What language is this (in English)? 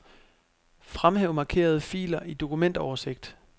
Danish